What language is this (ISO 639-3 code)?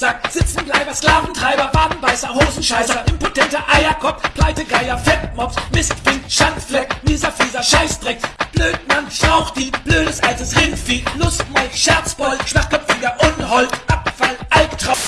deu